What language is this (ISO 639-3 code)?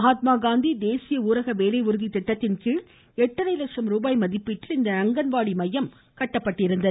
tam